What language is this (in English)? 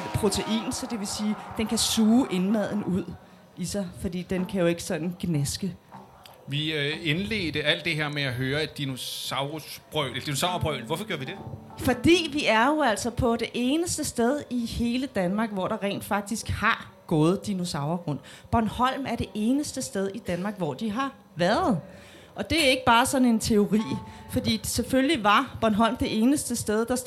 Danish